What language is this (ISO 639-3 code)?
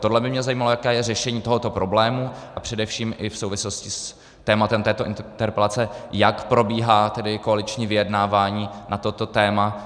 ces